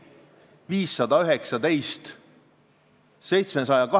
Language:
Estonian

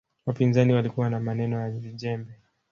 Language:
Swahili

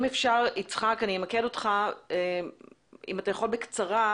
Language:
Hebrew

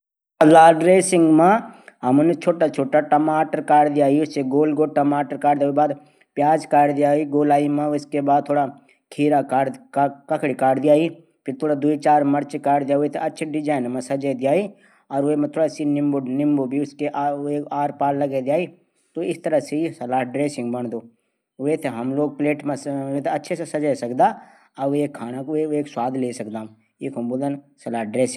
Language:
Garhwali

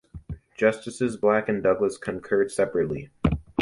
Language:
English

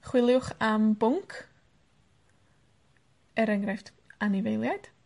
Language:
Welsh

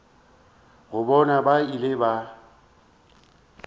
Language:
Northern Sotho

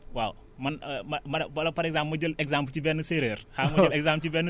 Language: Wolof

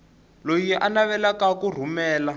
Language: Tsonga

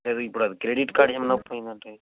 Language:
Telugu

